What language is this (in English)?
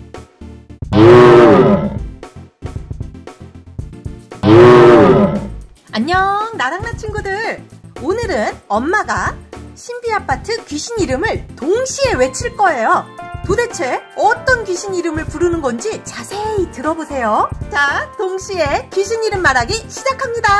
Korean